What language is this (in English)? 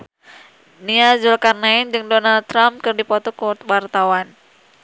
Sundanese